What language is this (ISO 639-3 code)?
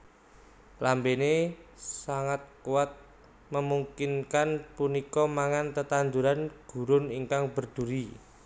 jav